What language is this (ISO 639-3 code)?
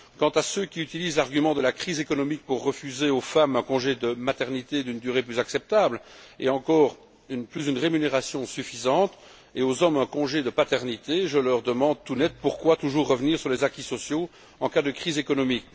fra